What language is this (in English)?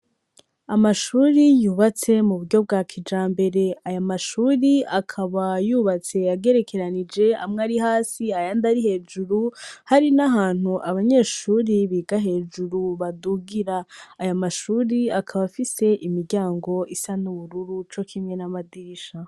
Rundi